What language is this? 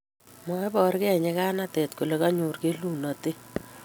Kalenjin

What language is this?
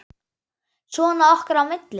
Icelandic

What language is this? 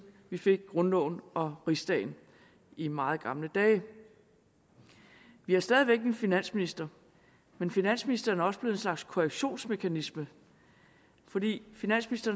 Danish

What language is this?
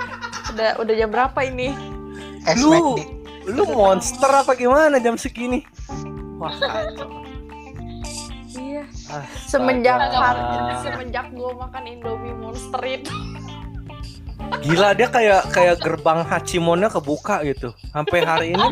Indonesian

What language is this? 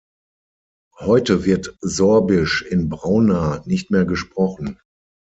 German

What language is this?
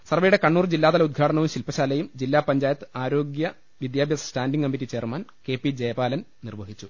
Malayalam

